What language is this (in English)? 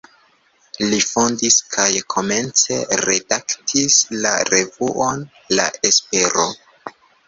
Esperanto